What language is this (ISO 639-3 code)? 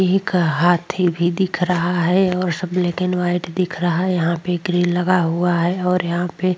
hin